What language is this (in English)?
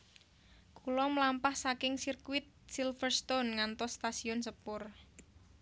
Javanese